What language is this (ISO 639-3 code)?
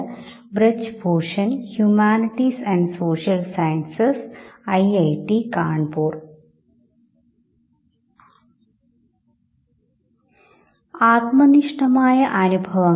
mal